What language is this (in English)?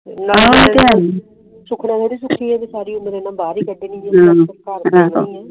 Punjabi